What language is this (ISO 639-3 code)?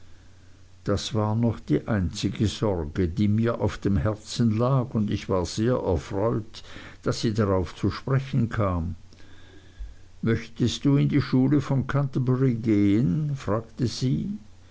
deu